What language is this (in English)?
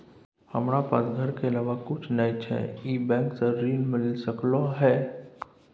Maithili